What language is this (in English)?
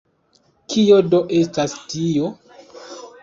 Esperanto